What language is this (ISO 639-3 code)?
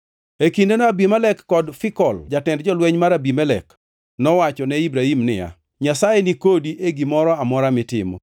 luo